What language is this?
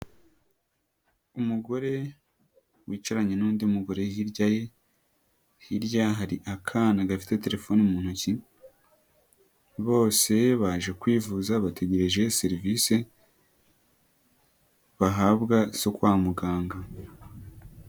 Kinyarwanda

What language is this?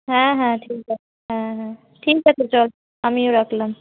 Bangla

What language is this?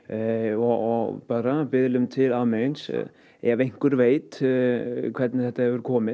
Icelandic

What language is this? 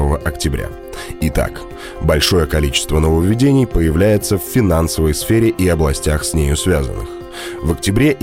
Russian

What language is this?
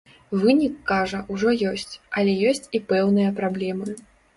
Belarusian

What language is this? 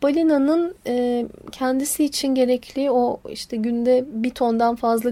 Turkish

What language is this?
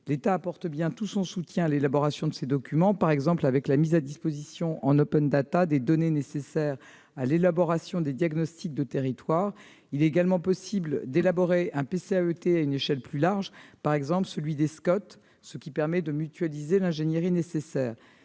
French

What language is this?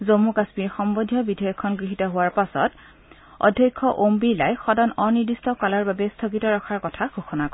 Assamese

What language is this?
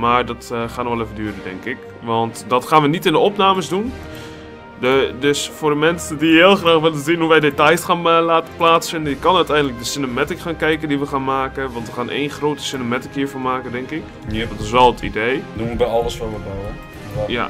Dutch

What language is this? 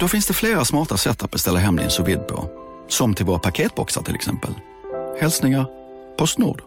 Swedish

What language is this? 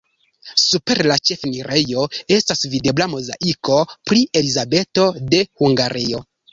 Esperanto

